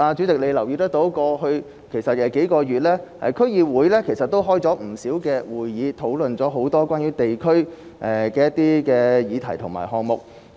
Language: Cantonese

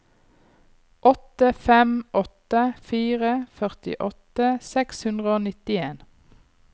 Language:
Norwegian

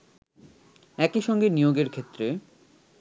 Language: Bangla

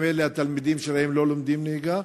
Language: Hebrew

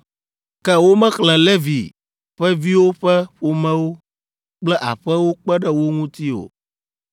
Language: Ewe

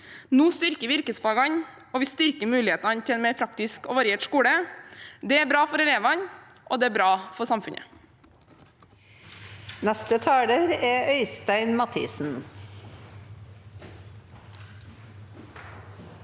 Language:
Norwegian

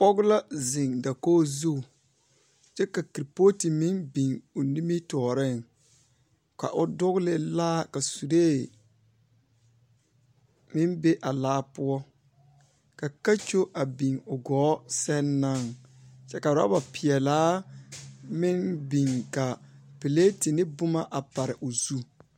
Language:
Southern Dagaare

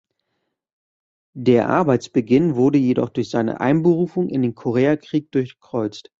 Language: German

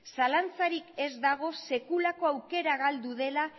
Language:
Basque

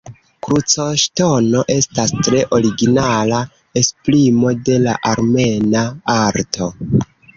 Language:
Esperanto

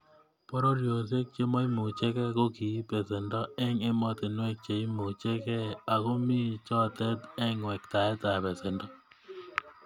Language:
Kalenjin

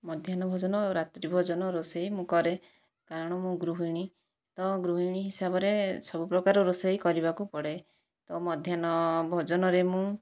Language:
Odia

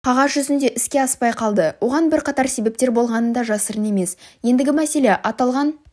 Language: Kazakh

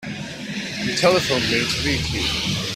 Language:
English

